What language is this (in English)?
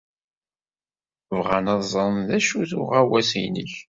Kabyle